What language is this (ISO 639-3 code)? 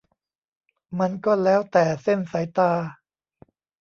tha